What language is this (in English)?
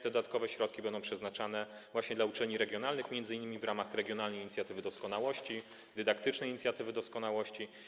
Polish